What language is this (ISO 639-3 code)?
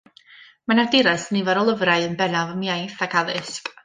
cym